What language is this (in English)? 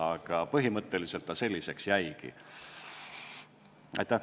Estonian